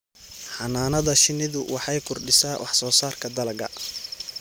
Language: Somali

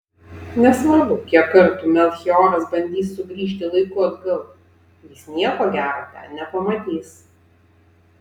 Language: Lithuanian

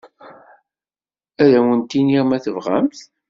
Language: Kabyle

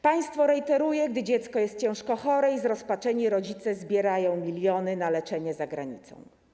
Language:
Polish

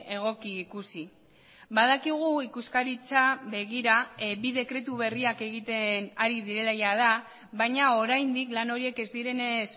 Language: Basque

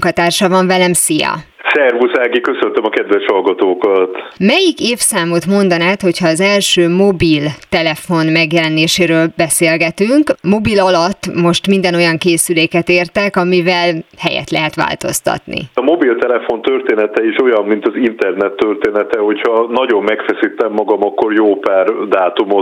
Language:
Hungarian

